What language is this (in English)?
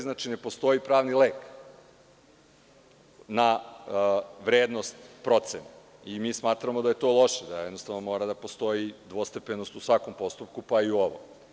Serbian